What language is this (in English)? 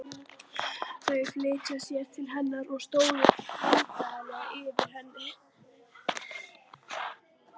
Icelandic